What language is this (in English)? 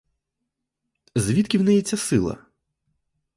Ukrainian